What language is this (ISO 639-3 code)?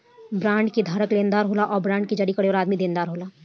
bho